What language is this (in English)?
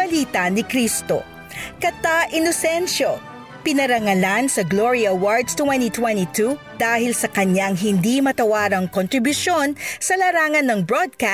Filipino